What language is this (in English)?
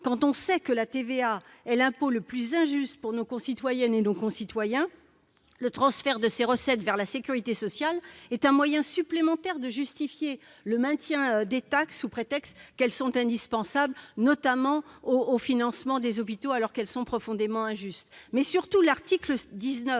French